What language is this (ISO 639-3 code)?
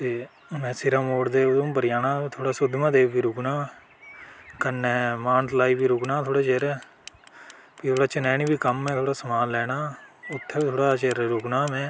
doi